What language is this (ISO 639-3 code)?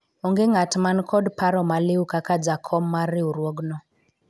luo